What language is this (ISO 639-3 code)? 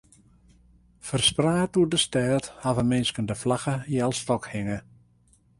fry